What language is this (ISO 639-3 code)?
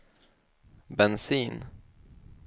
swe